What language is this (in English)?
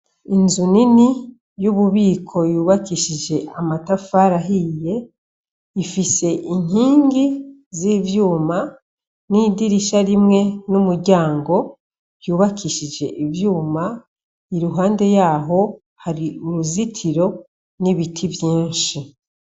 Rundi